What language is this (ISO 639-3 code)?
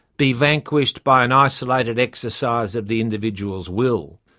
eng